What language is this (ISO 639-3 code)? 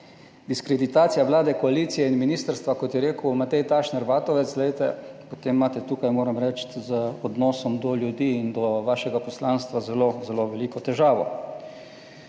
slv